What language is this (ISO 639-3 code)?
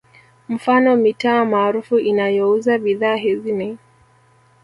swa